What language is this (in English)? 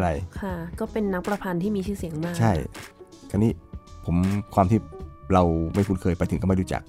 Thai